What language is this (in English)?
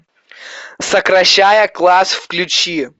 Russian